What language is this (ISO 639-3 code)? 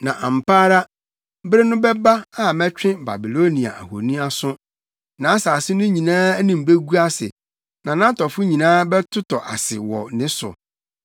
aka